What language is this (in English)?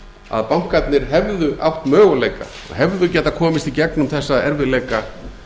Icelandic